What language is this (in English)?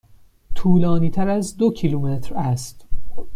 Persian